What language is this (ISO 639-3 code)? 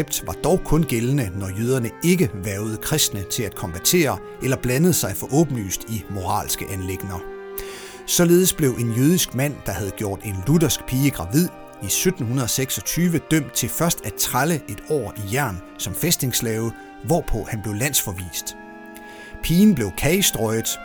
dan